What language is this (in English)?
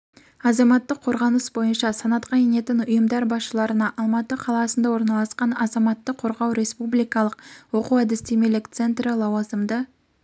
Kazakh